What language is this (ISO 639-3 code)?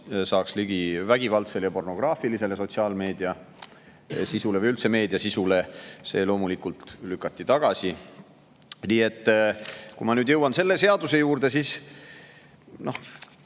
est